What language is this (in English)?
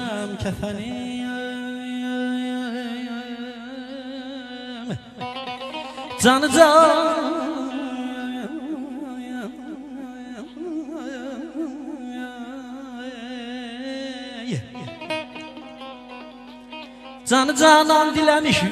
Arabic